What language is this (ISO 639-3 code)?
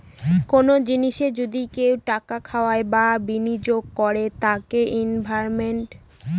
ben